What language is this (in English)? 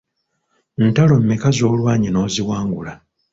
Ganda